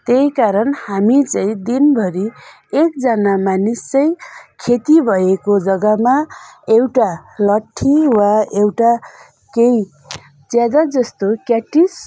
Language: Nepali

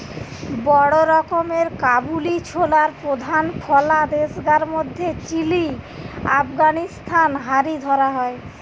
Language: Bangla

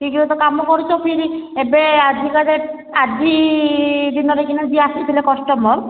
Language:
Odia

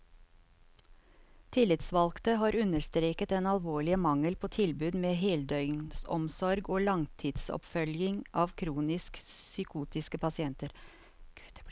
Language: Norwegian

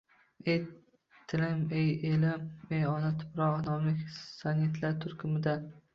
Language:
Uzbek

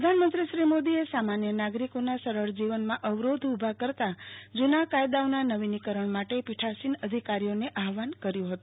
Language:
Gujarati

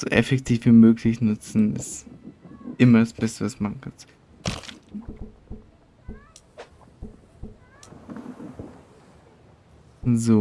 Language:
German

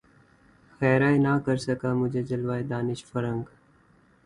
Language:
Urdu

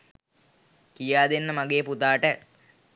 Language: Sinhala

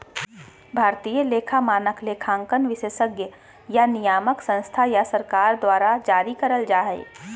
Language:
Magahi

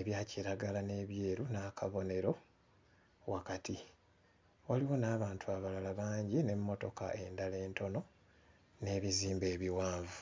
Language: Ganda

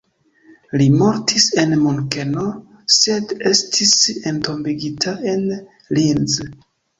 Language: Esperanto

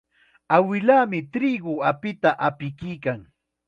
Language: Chiquián Ancash Quechua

